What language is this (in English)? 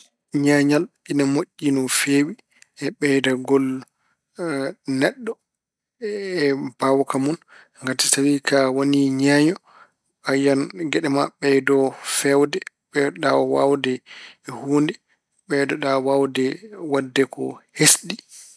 Fula